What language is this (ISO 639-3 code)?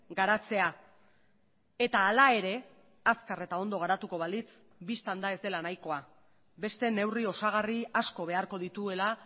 eus